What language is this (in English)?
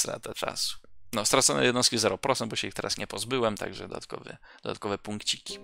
Polish